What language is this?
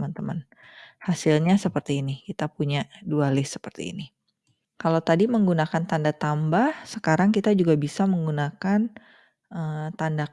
Indonesian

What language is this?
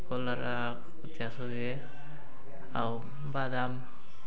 Odia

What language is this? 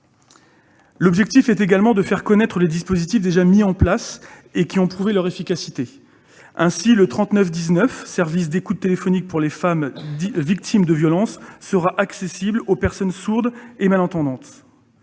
French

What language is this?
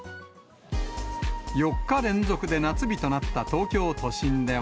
Japanese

